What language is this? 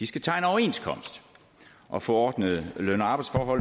Danish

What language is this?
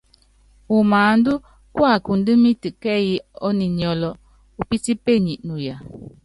Yangben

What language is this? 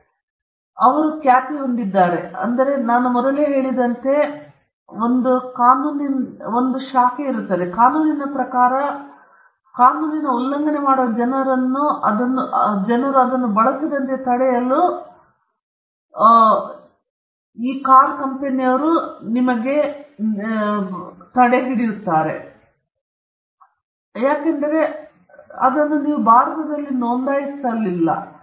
Kannada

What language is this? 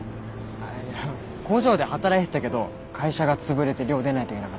Japanese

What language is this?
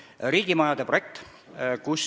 Estonian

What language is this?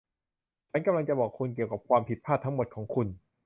Thai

